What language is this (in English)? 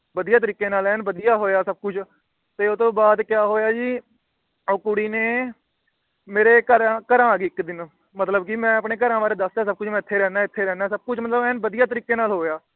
Punjabi